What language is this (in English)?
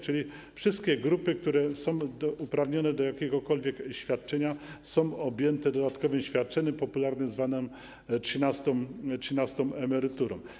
Polish